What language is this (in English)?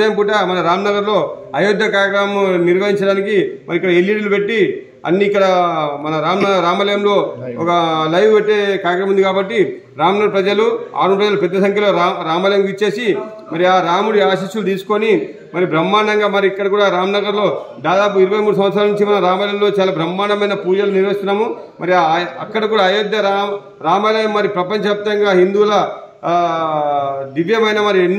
Telugu